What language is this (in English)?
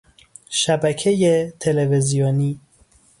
Persian